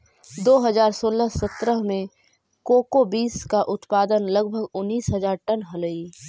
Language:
Magahi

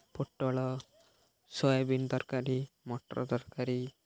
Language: Odia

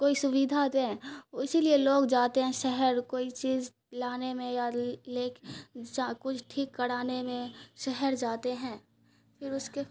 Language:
Urdu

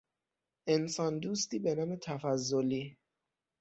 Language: Persian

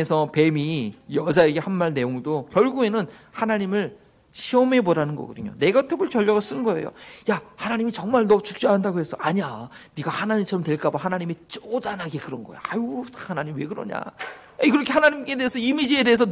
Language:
Korean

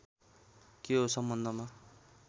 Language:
Nepali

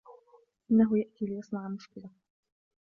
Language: Arabic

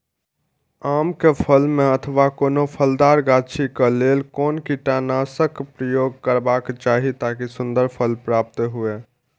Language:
Maithili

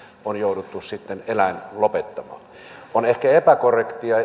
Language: Finnish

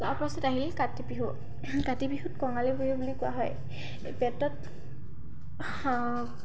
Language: Assamese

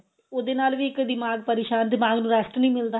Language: Punjabi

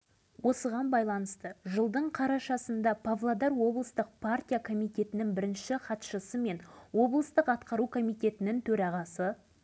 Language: Kazakh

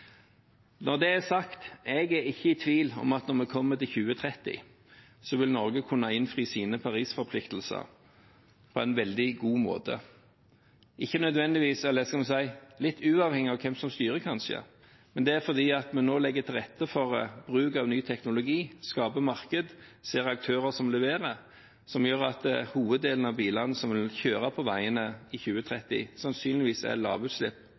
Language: Norwegian Bokmål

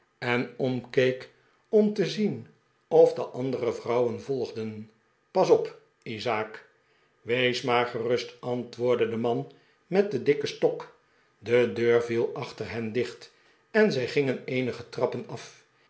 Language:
Dutch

